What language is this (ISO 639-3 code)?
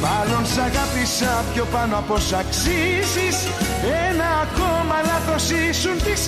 ell